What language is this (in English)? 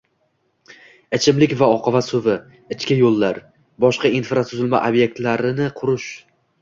Uzbek